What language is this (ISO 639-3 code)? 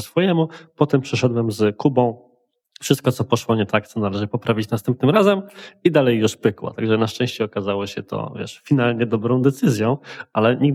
pol